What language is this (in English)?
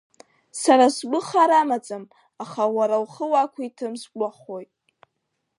Abkhazian